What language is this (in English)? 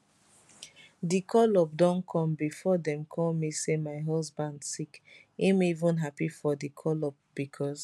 Nigerian Pidgin